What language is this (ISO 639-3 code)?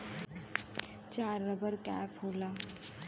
bho